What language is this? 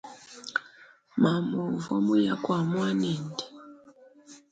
Luba-Lulua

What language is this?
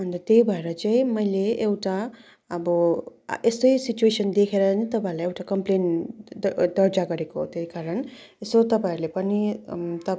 Nepali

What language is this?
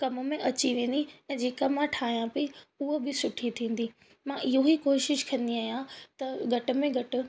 Sindhi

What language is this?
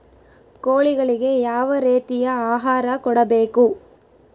Kannada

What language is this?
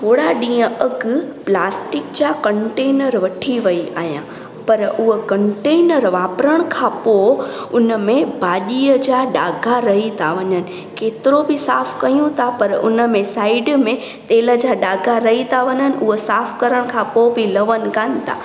Sindhi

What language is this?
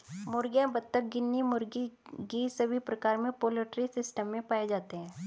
Hindi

